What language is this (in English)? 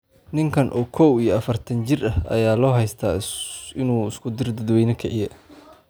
Somali